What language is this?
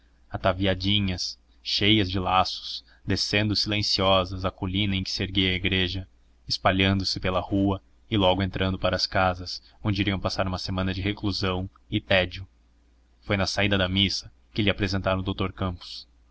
Portuguese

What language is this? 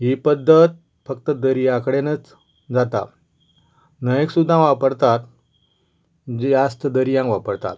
Konkani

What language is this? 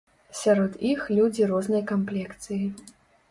Belarusian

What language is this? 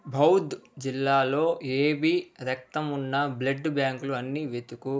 Telugu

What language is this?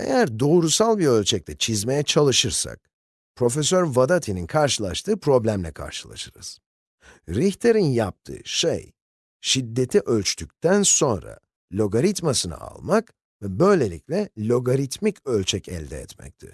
Turkish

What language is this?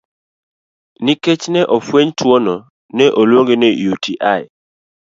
Luo (Kenya and Tanzania)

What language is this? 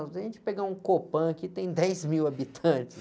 Portuguese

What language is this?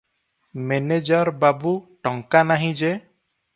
Odia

